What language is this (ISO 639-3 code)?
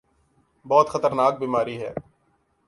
urd